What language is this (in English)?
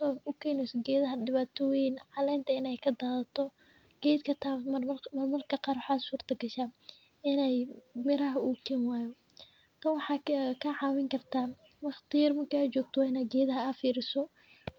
Somali